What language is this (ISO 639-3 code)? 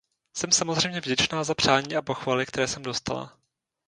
ces